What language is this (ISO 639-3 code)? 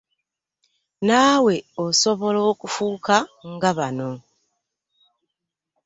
lug